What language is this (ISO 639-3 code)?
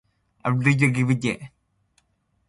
esu